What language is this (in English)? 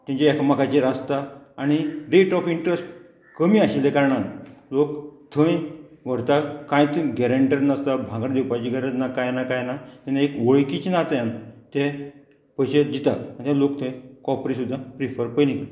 Konkani